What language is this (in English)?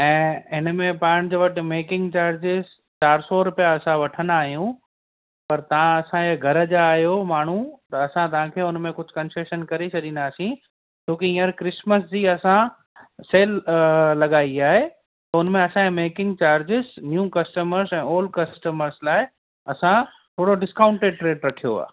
Sindhi